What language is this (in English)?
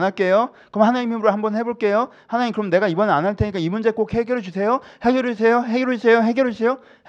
Korean